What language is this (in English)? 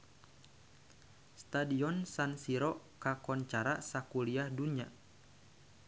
Sundanese